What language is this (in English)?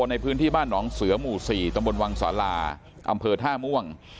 Thai